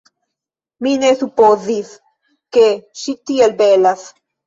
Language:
Esperanto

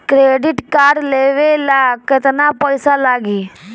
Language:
Bhojpuri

